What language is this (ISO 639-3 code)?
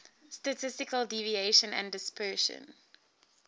eng